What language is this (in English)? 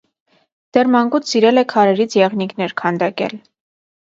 Armenian